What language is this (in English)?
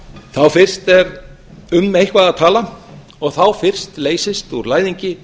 Icelandic